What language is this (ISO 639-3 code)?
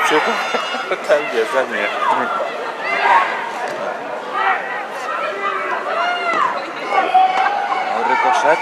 pol